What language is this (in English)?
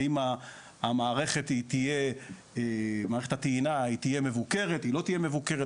Hebrew